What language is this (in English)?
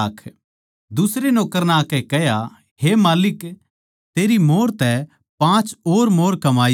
Haryanvi